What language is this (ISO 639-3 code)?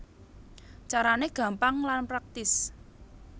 jav